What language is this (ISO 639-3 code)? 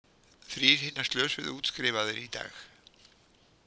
isl